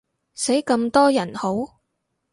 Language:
Cantonese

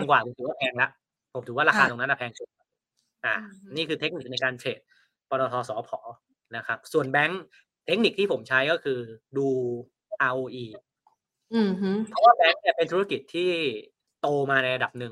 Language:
Thai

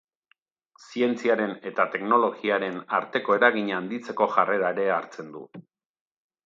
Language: Basque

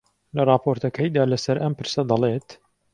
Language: Central Kurdish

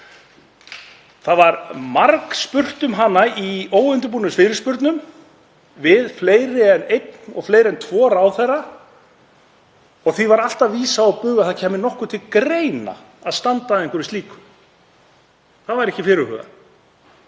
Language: Icelandic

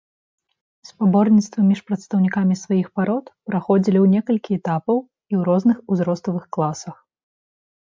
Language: Belarusian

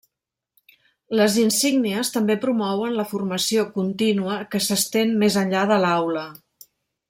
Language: Catalan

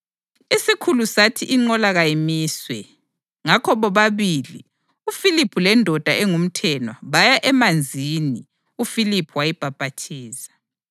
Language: North Ndebele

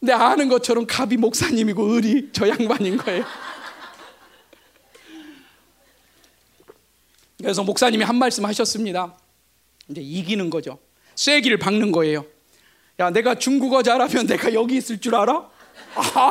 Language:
Korean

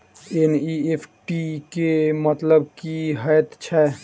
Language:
Maithili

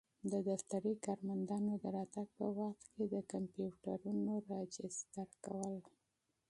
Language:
Pashto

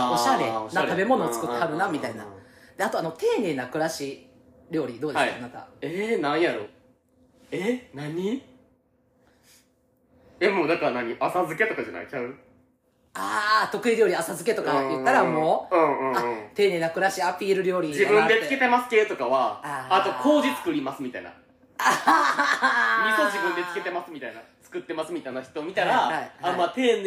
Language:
Japanese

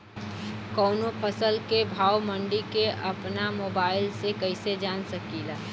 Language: Bhojpuri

